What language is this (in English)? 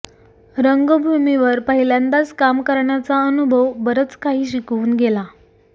Marathi